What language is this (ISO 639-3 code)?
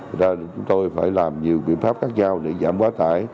vie